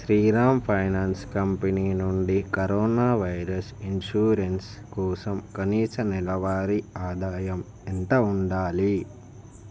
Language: Telugu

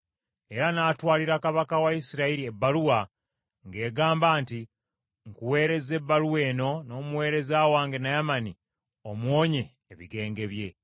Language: Ganda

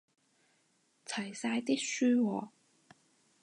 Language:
Cantonese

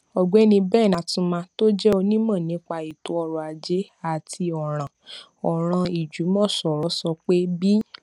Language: Yoruba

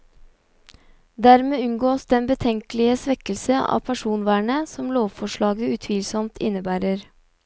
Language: Norwegian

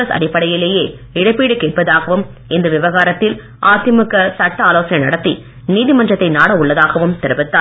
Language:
Tamil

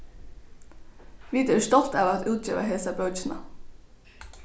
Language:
Faroese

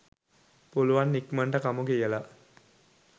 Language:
Sinhala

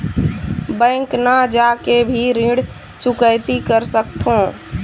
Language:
Chhattisgarhi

